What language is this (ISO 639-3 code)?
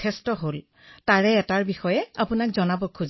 asm